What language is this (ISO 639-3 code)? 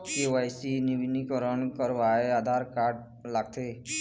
hne